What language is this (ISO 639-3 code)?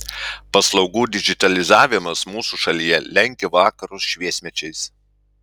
lit